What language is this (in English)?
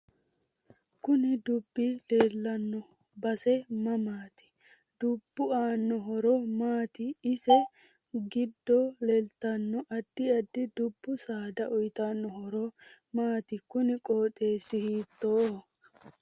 Sidamo